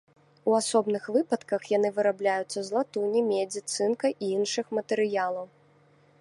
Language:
Belarusian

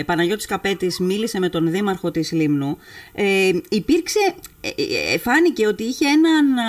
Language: Greek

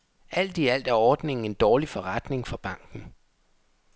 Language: Danish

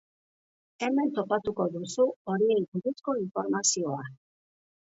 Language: Basque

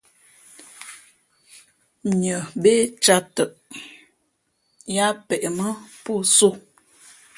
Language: Fe'fe'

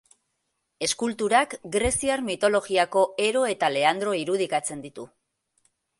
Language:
Basque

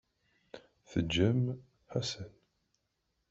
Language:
Kabyle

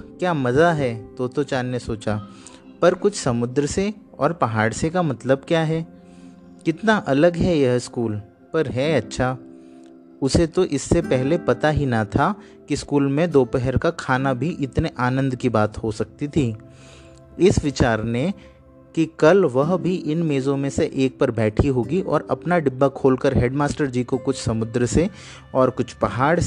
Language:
Hindi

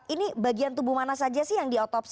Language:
Indonesian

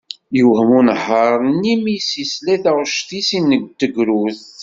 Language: Kabyle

